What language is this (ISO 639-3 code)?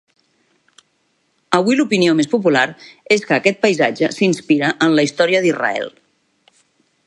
cat